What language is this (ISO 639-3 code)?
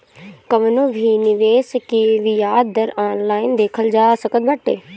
bho